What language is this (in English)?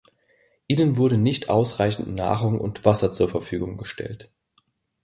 German